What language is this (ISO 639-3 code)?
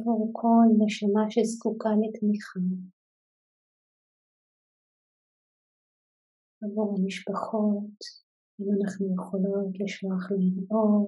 heb